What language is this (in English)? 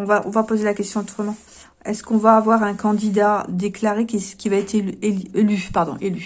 French